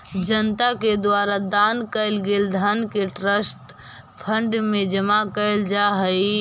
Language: Magahi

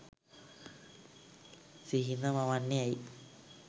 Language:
Sinhala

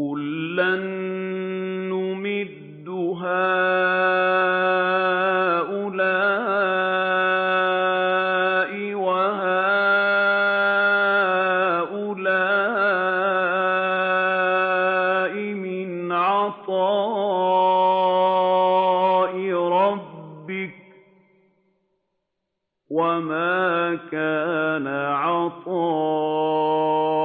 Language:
Arabic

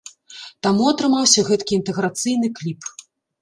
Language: Belarusian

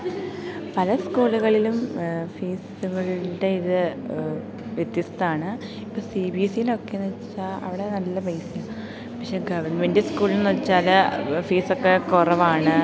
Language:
Malayalam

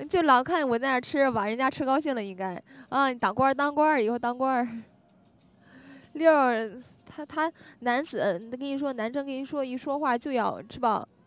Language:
Chinese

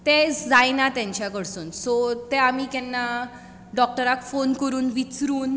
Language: Konkani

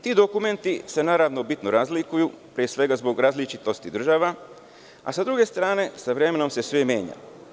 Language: Serbian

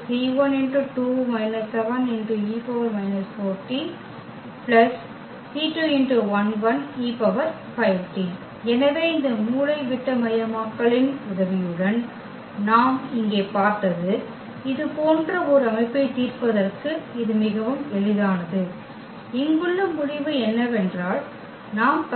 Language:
Tamil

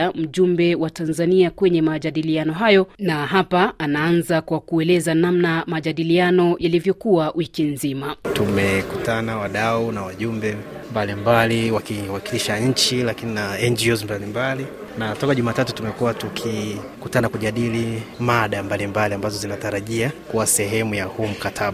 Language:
Swahili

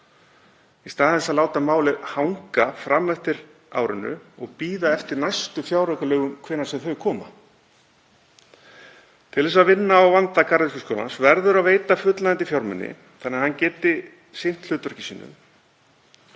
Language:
Icelandic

